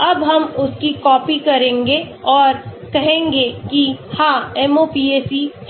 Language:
Hindi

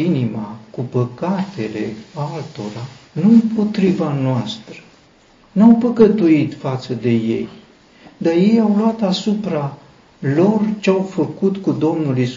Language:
Romanian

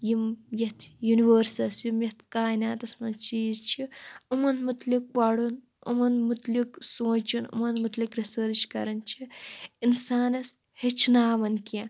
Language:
Kashmiri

